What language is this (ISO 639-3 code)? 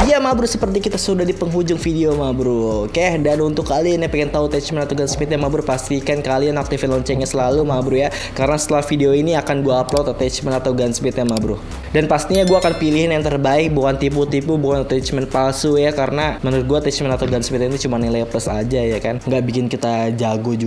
ind